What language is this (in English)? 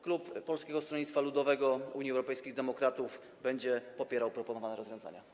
Polish